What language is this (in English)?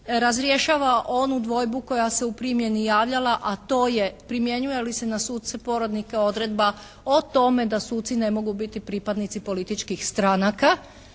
Croatian